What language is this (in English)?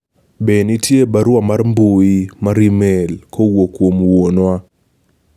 Luo (Kenya and Tanzania)